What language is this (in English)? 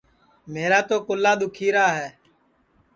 Sansi